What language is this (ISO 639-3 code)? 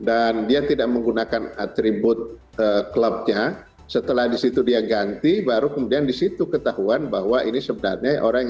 ind